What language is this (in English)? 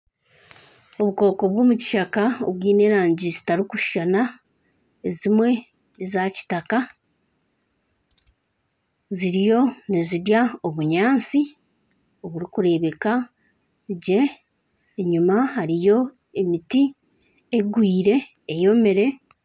Nyankole